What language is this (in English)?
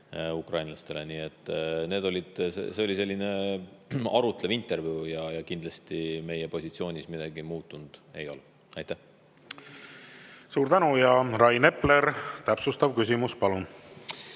Estonian